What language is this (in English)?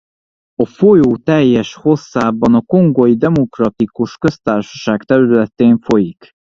Hungarian